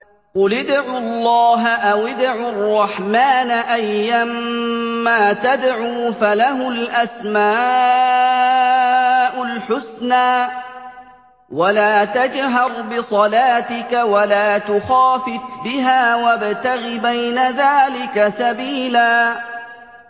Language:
Arabic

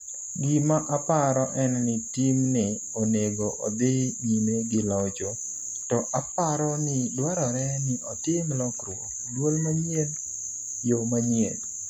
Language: Luo (Kenya and Tanzania)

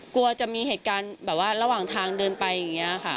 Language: Thai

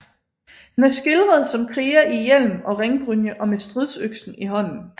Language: Danish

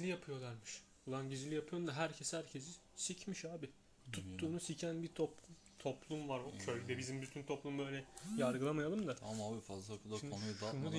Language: Turkish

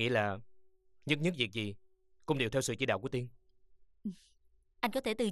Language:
Vietnamese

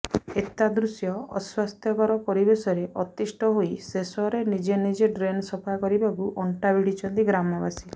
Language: Odia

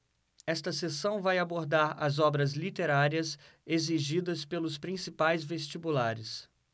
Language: Portuguese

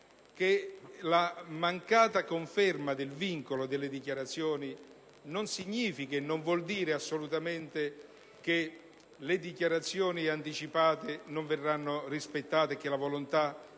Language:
Italian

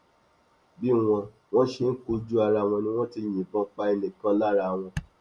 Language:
Yoruba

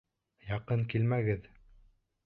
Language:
Bashkir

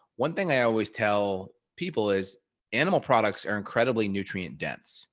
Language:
English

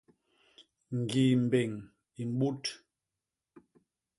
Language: Basaa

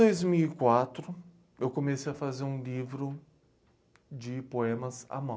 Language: Portuguese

